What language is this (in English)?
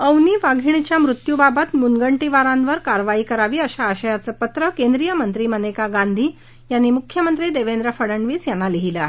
Marathi